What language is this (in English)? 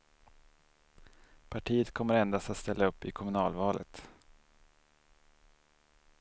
Swedish